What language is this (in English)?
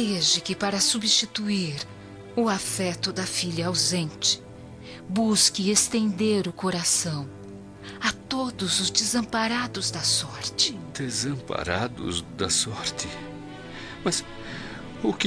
Portuguese